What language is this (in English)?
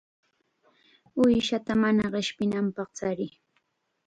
Chiquián Ancash Quechua